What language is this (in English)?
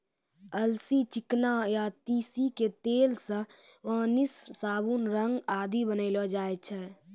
Maithili